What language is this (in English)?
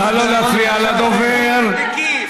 Hebrew